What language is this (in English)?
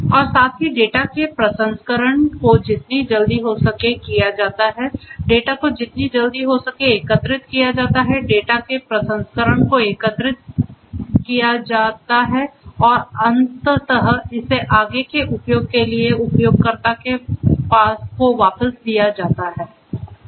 Hindi